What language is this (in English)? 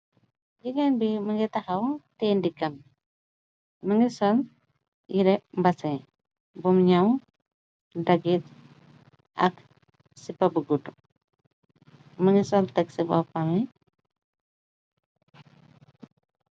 Wolof